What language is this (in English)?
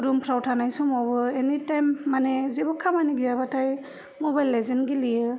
Bodo